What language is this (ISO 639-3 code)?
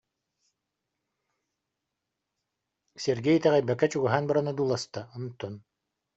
sah